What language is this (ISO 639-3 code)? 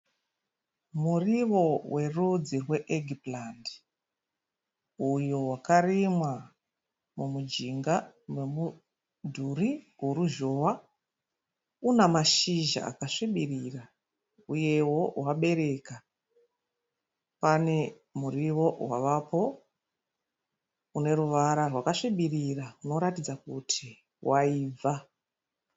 sna